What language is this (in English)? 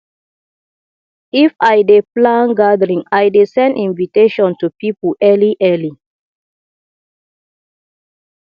Nigerian Pidgin